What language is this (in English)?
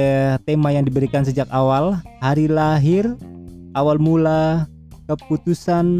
Indonesian